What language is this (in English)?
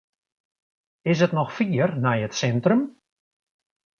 Western Frisian